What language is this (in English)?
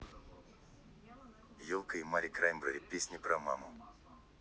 Russian